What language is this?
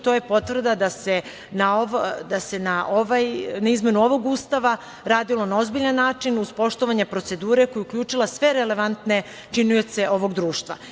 Serbian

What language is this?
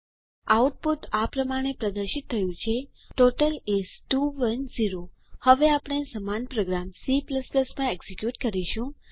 Gujarati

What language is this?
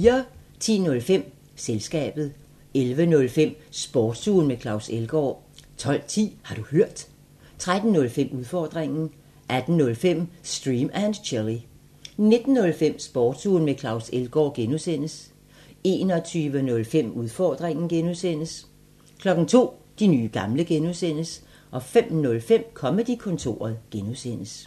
Danish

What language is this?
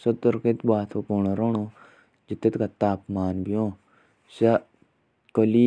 Jaunsari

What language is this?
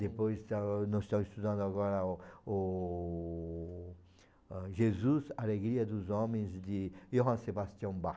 Portuguese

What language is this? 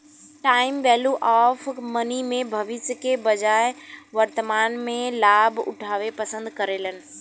Bhojpuri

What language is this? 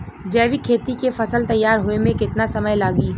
Bhojpuri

